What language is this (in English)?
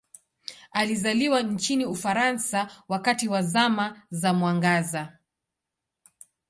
Swahili